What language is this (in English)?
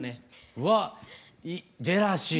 Japanese